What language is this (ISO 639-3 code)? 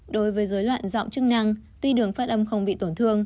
vie